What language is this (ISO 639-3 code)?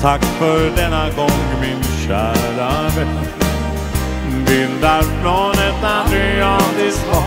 swe